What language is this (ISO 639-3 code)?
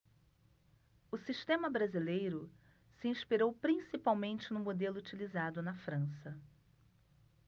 por